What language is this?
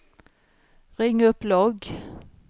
Swedish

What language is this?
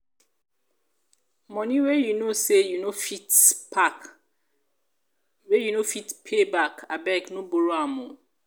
Nigerian Pidgin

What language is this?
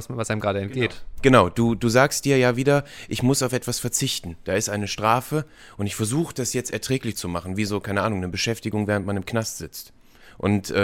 German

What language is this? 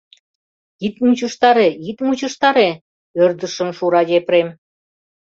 Mari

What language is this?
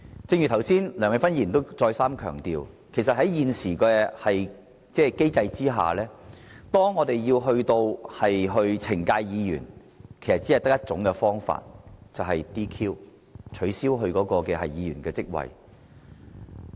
Cantonese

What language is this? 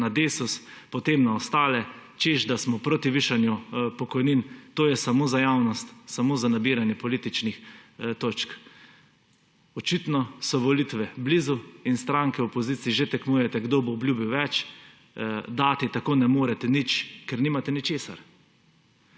Slovenian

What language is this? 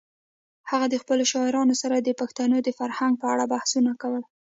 Pashto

